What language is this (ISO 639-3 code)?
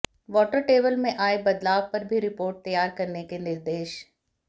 hin